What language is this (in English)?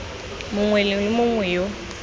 Tswana